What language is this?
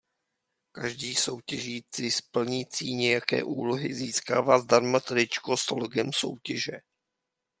Czech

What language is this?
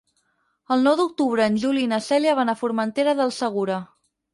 Catalan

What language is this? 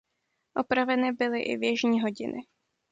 Czech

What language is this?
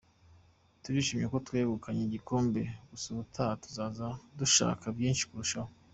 Kinyarwanda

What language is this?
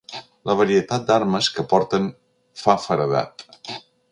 Catalan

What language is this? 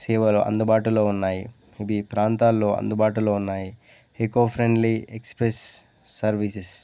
Telugu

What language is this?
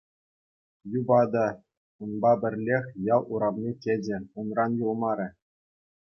Chuvash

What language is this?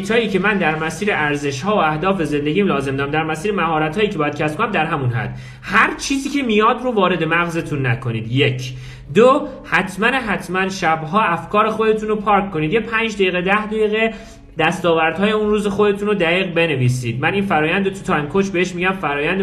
Persian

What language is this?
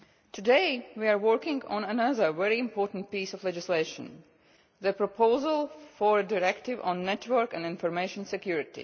English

